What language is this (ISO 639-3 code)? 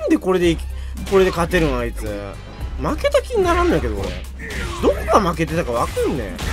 jpn